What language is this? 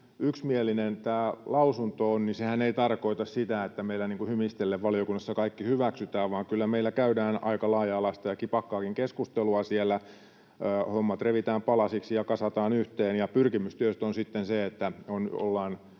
Finnish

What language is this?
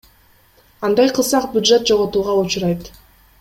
Kyrgyz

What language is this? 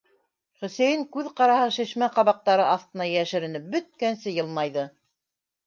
Bashkir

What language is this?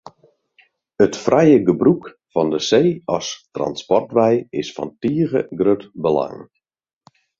Western Frisian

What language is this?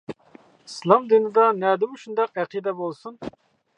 Uyghur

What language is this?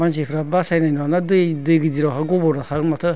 Bodo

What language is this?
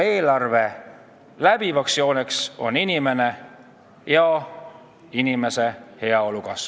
Estonian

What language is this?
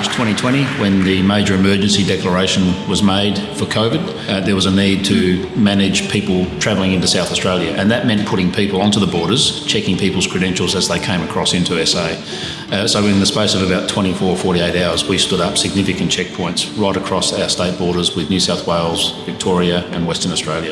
English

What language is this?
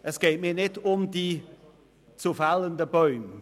Swiss German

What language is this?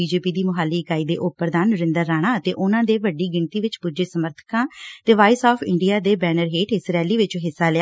Punjabi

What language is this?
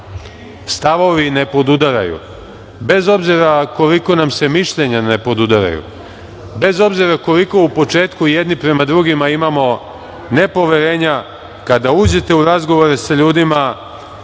Serbian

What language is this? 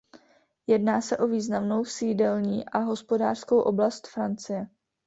Czech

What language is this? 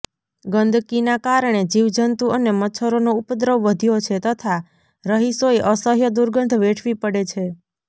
Gujarati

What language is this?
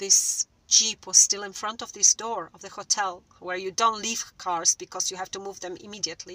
English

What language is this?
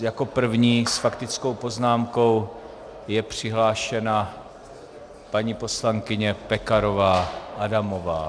Czech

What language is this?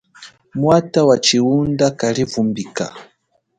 Chokwe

